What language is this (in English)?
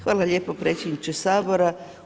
Croatian